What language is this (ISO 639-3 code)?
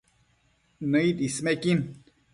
mcf